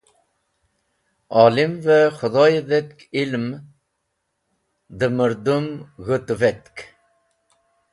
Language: Wakhi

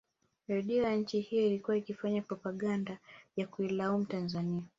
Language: Swahili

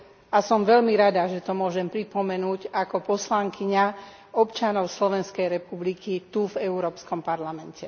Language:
Slovak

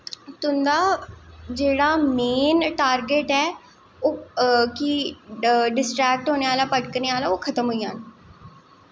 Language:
Dogri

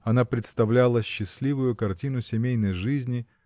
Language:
Russian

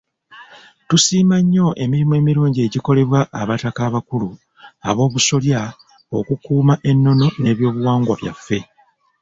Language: Ganda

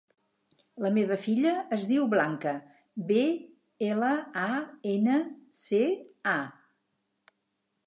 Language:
Catalan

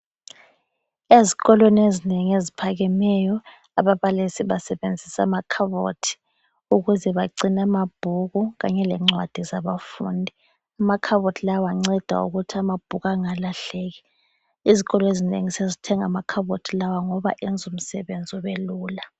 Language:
North Ndebele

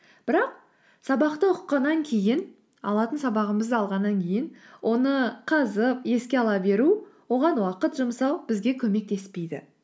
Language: Kazakh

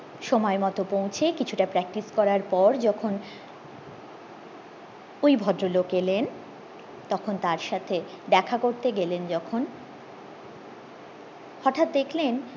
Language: Bangla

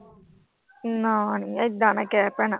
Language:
Punjabi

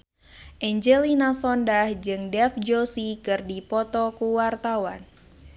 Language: Sundanese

